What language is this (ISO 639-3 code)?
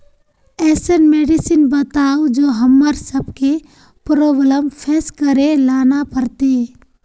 mag